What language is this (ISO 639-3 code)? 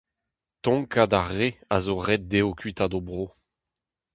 bre